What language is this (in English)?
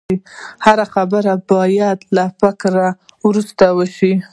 Pashto